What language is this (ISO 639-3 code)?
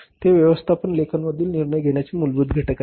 mar